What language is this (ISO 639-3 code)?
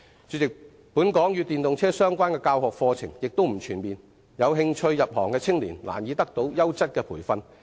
yue